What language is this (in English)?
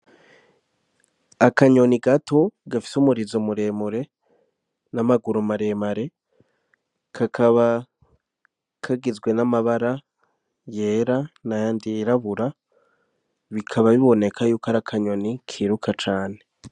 Rundi